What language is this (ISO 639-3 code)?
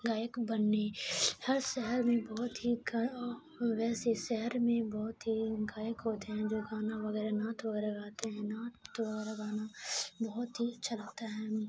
urd